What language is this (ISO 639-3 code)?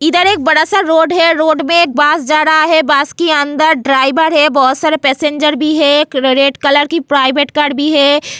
hin